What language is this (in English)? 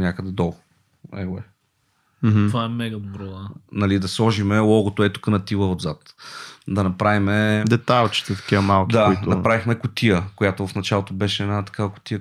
Bulgarian